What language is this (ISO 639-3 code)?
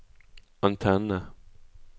nor